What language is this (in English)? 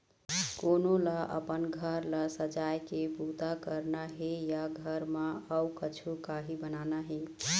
Chhattisgarhi